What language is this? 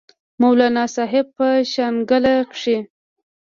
Pashto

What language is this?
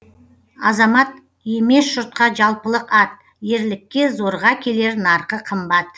Kazakh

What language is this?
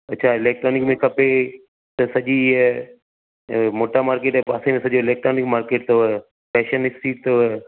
Sindhi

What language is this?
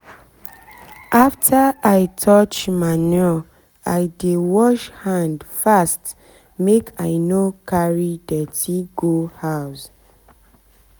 Nigerian Pidgin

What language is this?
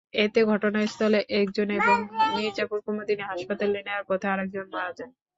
Bangla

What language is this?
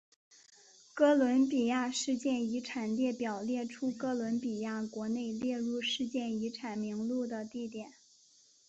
Chinese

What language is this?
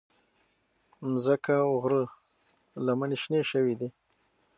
Pashto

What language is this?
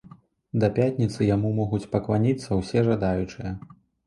Belarusian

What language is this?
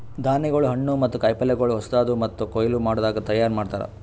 Kannada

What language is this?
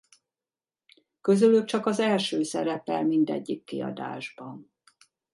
Hungarian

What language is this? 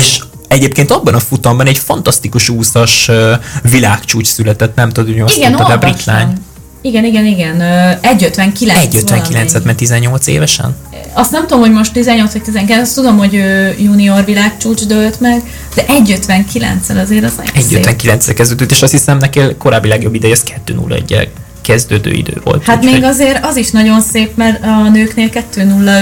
Hungarian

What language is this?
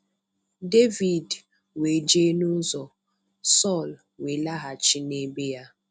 Igbo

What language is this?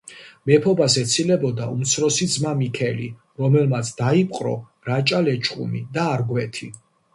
Georgian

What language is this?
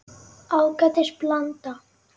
Icelandic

